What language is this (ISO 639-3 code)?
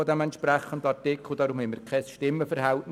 gsw